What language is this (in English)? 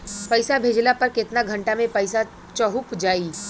Bhojpuri